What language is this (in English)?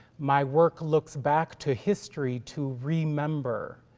English